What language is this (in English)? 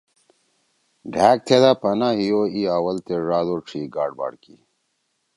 Torwali